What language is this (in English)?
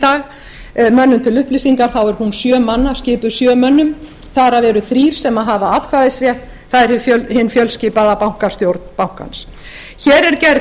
Icelandic